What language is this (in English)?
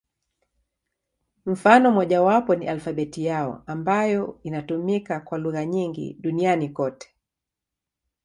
Swahili